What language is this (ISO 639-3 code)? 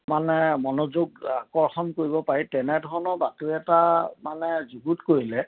asm